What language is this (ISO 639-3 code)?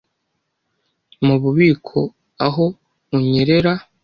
kin